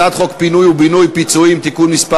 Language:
Hebrew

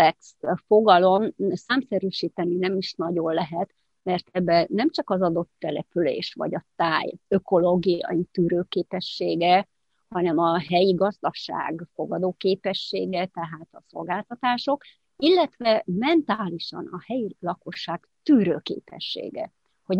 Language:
Hungarian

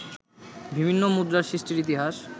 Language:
Bangla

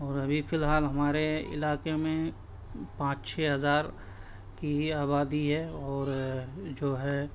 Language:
Urdu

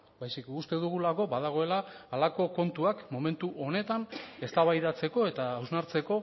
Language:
Basque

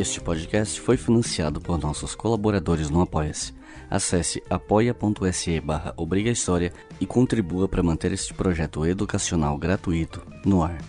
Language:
Portuguese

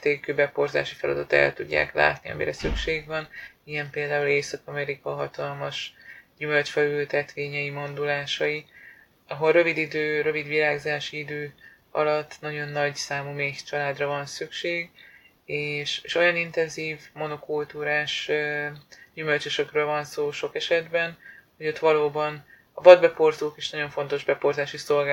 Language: Hungarian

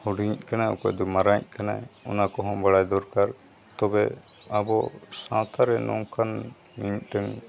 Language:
Santali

